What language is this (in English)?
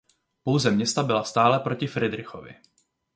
Czech